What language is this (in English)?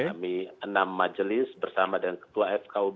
Indonesian